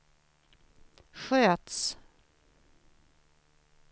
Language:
Swedish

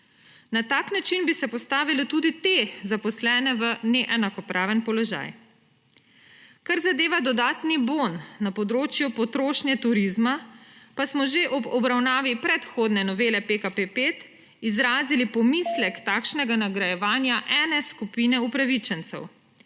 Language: Slovenian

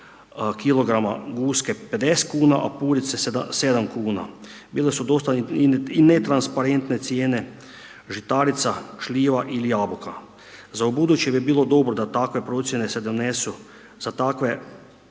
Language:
Croatian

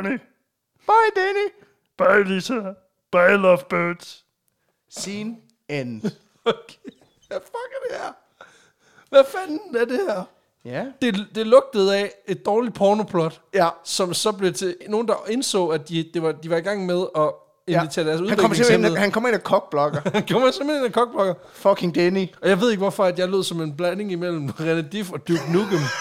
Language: Danish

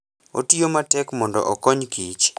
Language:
Luo (Kenya and Tanzania)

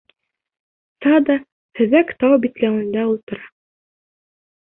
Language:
Bashkir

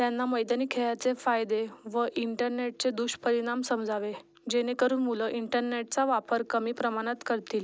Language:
Marathi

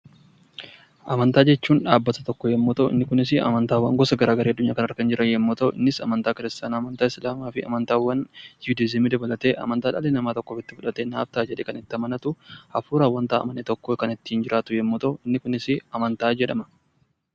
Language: Oromo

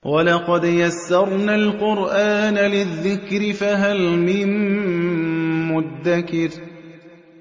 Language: Arabic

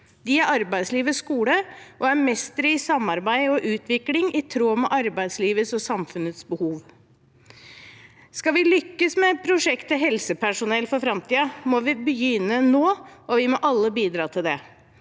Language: Norwegian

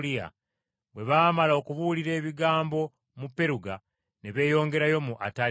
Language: Ganda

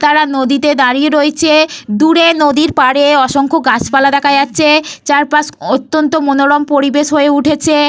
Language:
Bangla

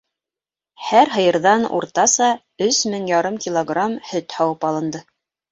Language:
Bashkir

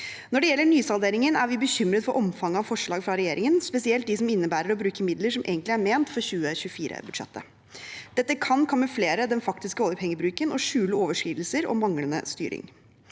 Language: Norwegian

